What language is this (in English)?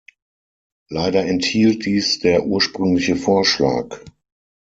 German